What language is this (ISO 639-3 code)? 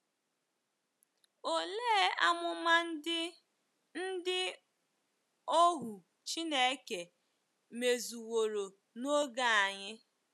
ibo